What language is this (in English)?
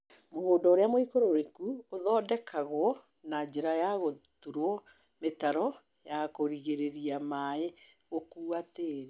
Kikuyu